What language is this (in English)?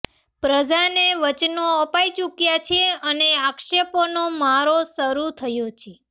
Gujarati